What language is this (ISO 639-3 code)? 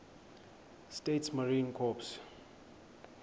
xho